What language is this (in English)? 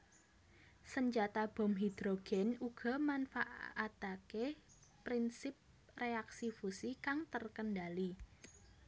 Javanese